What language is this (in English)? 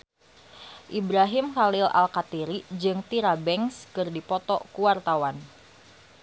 Sundanese